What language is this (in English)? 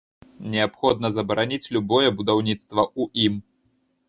Belarusian